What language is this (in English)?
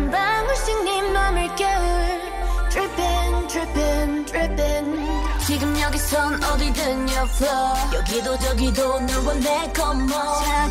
Korean